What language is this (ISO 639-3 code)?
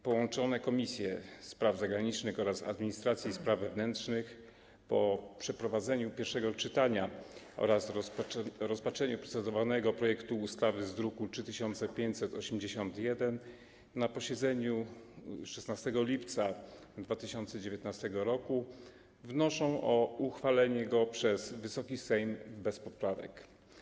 pol